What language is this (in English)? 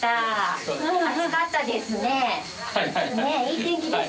Japanese